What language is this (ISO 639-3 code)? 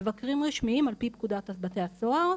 heb